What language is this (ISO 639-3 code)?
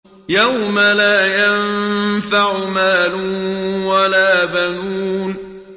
ara